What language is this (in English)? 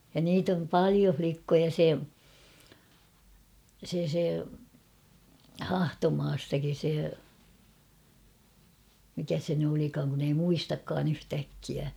Finnish